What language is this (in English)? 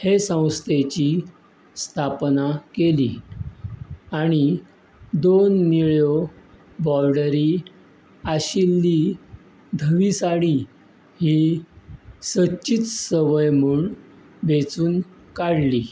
Konkani